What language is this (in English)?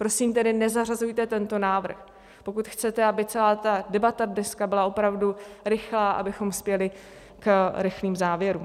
Czech